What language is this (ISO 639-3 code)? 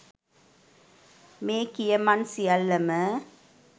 sin